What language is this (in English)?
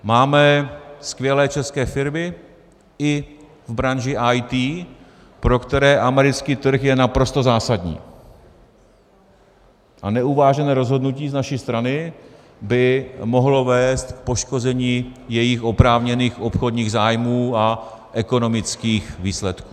Czech